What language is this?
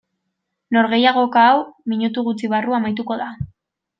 Basque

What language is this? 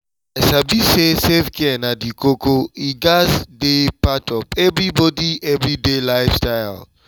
Nigerian Pidgin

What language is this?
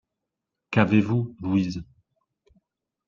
French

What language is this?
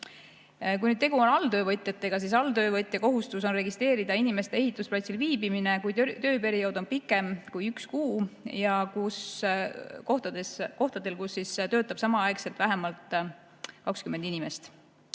Estonian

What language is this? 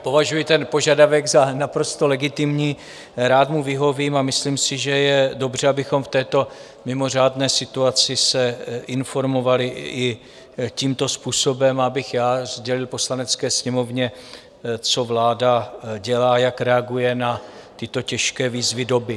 Czech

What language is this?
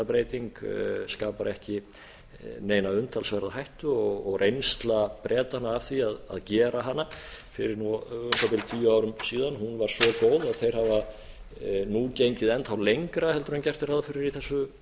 Icelandic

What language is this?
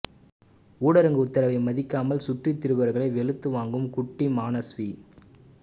Tamil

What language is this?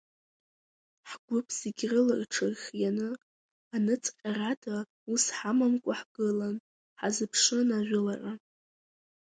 Abkhazian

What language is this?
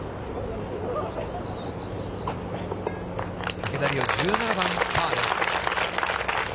Japanese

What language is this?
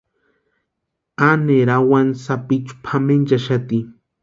Western Highland Purepecha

